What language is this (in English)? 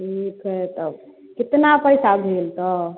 Maithili